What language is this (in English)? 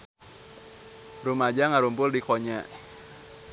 Sundanese